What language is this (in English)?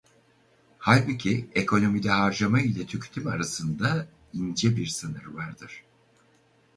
Turkish